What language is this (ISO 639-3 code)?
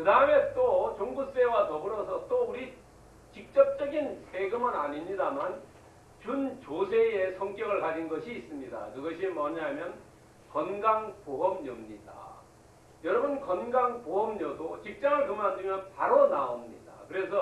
kor